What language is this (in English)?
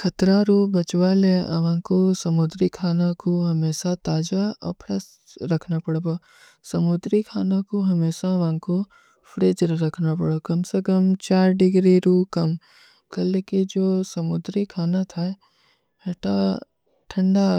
Kui (India)